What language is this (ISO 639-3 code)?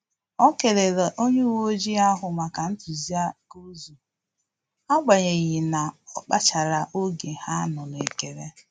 ibo